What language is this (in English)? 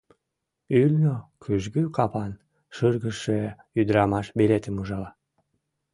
Mari